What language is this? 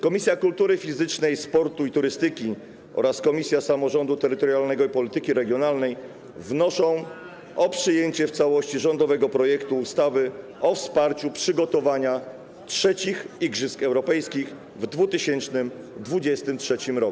Polish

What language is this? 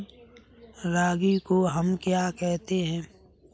Hindi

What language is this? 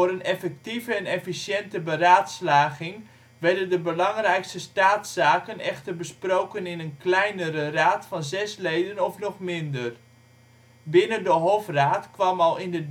Dutch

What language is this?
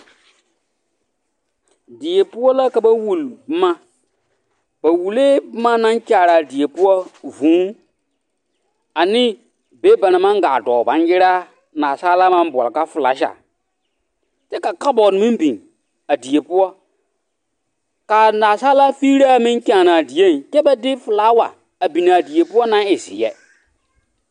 Southern Dagaare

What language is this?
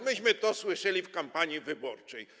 Polish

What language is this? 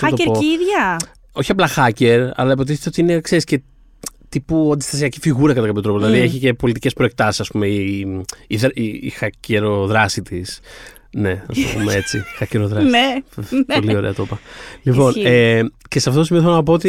Greek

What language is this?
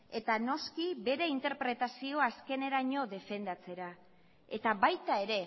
Basque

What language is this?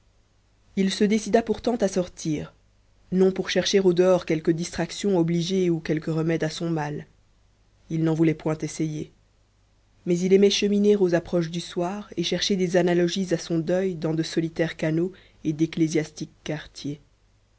French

